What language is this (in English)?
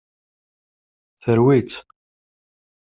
Kabyle